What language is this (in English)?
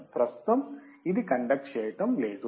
Telugu